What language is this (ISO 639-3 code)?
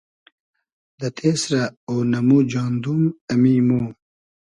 haz